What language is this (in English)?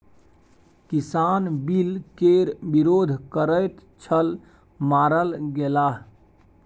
Maithili